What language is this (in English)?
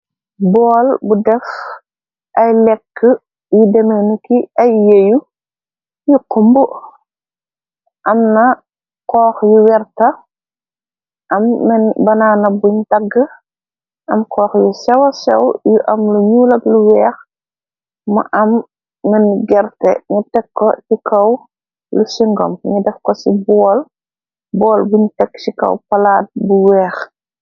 Wolof